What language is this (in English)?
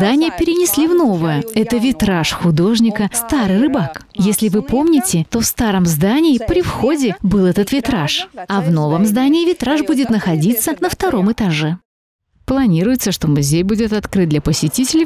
Russian